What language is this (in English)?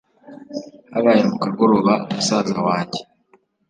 Kinyarwanda